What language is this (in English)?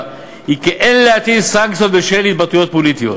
Hebrew